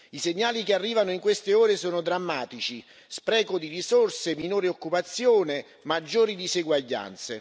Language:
Italian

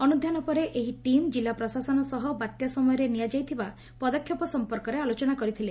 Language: Odia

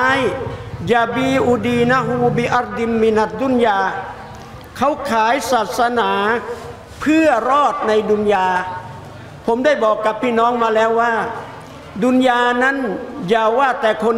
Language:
Thai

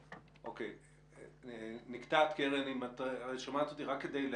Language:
Hebrew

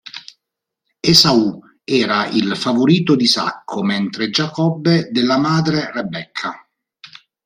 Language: Italian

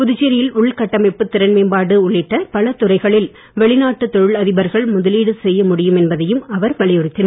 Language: Tamil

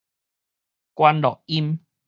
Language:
Min Nan Chinese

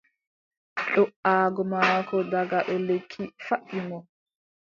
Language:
Adamawa Fulfulde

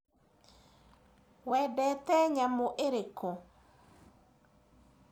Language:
Kikuyu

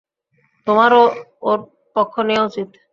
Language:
Bangla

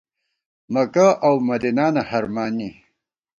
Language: Gawar-Bati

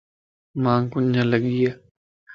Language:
Lasi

